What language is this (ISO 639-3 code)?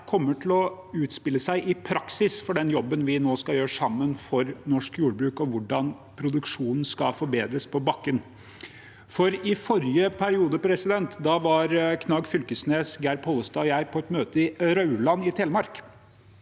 nor